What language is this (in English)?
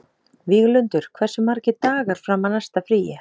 Icelandic